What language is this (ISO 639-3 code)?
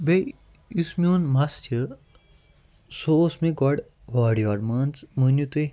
kas